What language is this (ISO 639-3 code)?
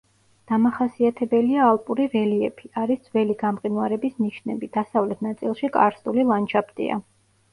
kat